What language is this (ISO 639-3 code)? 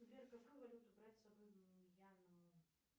rus